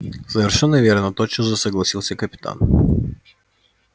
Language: Russian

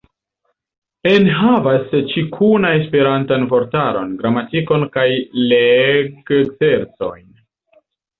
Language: Esperanto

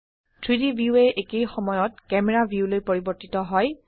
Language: Assamese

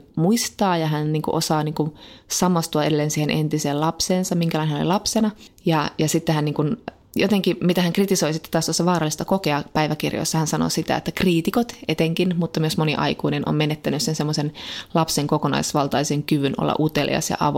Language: Finnish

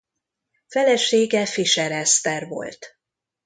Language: Hungarian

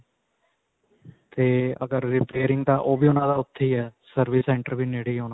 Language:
Punjabi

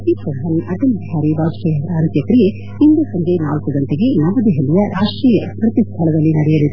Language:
Kannada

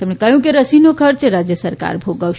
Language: Gujarati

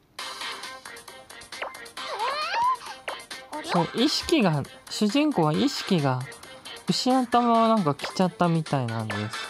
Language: Japanese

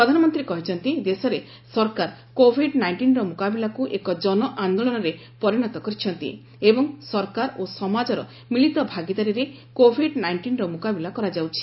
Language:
Odia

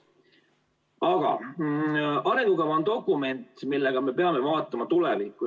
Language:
Estonian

